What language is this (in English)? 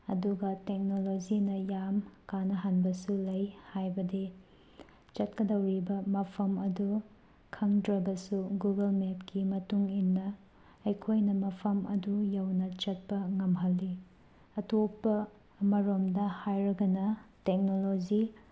Manipuri